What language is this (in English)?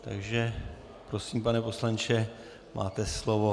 Czech